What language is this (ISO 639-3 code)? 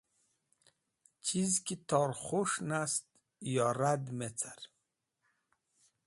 wbl